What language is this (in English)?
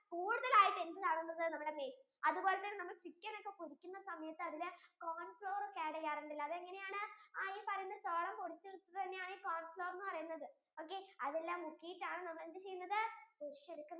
Malayalam